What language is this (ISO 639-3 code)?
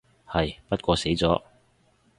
yue